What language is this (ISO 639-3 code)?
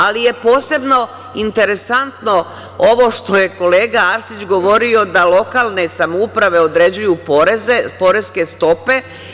srp